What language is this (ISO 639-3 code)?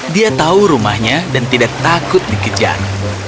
ind